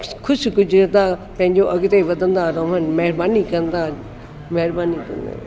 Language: Sindhi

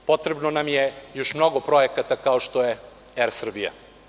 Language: Serbian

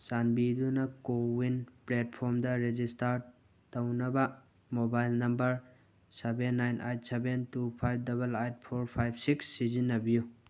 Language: Manipuri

